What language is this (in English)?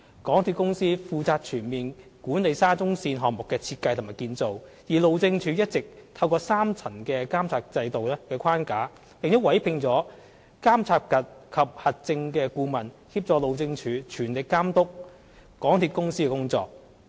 Cantonese